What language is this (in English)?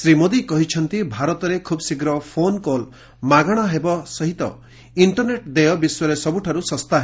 Odia